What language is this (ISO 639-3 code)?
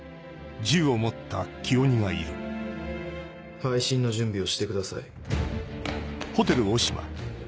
jpn